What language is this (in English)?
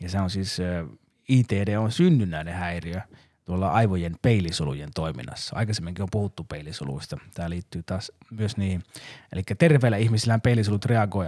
Finnish